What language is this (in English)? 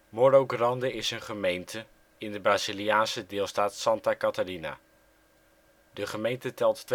Dutch